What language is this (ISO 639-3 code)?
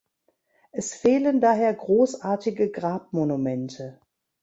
deu